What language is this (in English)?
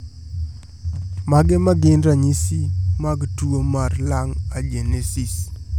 Luo (Kenya and Tanzania)